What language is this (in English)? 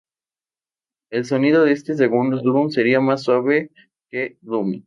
Spanish